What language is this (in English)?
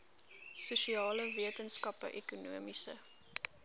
Afrikaans